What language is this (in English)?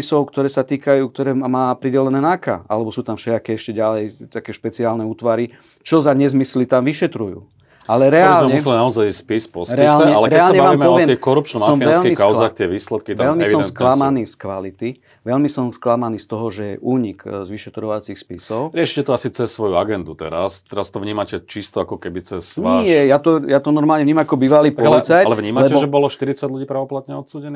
Slovak